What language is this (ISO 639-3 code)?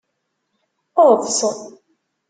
kab